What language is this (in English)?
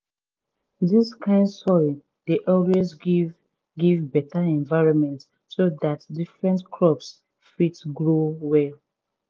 Nigerian Pidgin